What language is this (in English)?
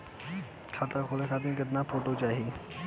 Bhojpuri